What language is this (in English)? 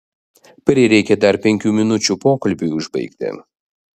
Lithuanian